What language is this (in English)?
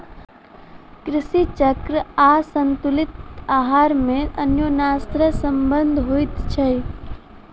Maithili